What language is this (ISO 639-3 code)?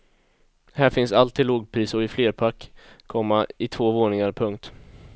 swe